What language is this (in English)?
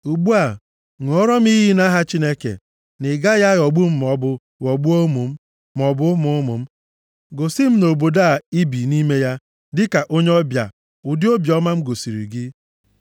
Igbo